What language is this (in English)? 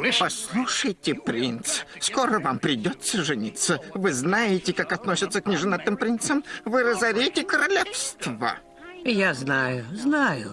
Russian